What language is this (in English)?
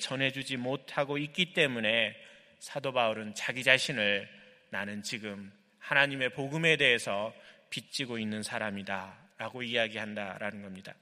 Korean